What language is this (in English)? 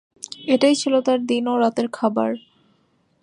Bangla